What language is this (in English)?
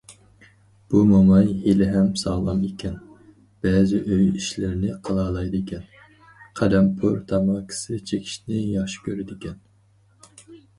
Uyghur